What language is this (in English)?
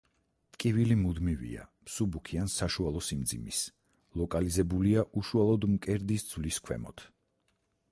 Georgian